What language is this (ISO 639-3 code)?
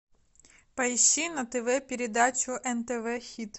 rus